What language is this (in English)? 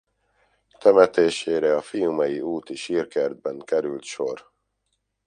Hungarian